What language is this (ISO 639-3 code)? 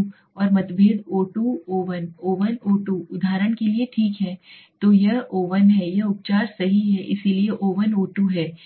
hin